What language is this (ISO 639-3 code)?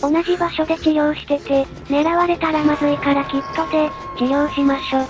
jpn